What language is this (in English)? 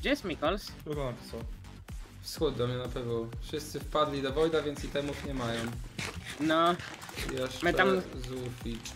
Polish